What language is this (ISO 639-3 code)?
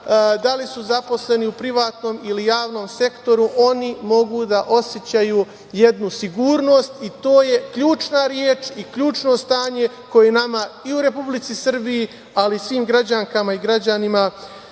srp